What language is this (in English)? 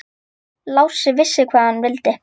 Icelandic